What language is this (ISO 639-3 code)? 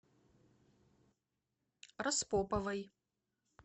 rus